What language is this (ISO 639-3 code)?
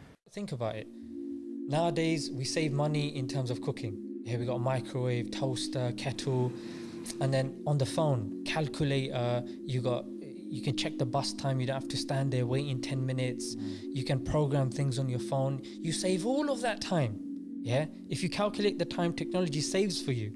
eng